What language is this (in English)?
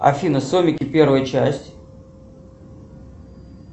Russian